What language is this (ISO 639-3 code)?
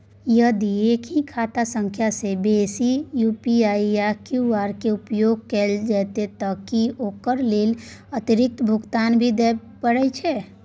mai